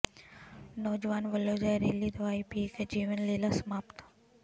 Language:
Punjabi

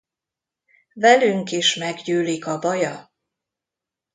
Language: Hungarian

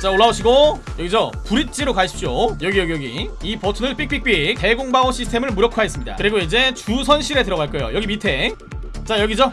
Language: Korean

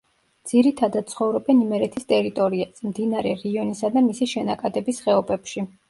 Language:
Georgian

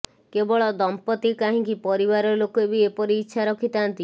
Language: Odia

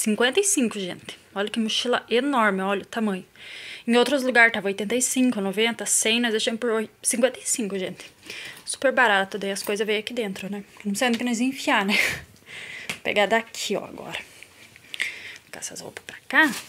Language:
Portuguese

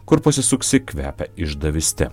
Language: Lithuanian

